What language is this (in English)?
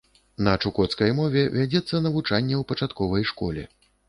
Belarusian